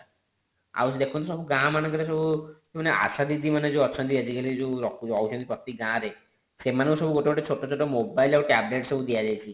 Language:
Odia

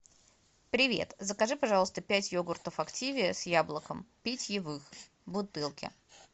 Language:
Russian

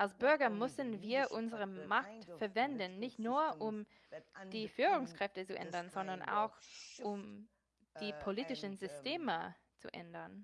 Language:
German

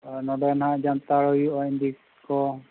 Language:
Santali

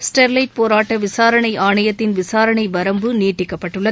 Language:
Tamil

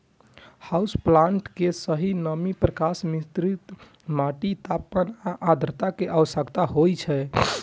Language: Maithili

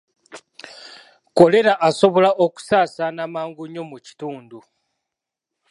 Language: Ganda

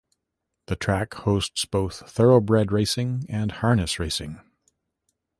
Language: English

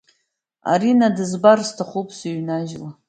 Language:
Abkhazian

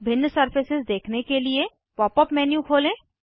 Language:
Hindi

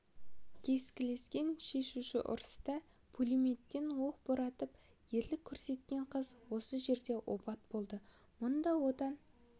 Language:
Kazakh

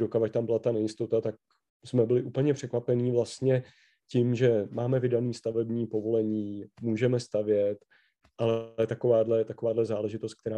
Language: Czech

